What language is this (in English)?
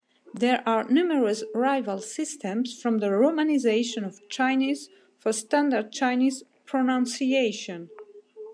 English